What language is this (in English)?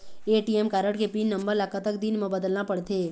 Chhattisgarhi